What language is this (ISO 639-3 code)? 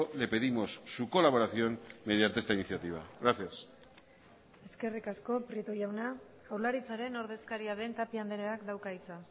eus